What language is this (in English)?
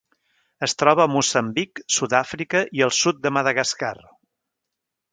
Catalan